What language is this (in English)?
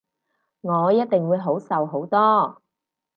Cantonese